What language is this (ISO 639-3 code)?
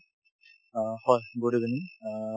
asm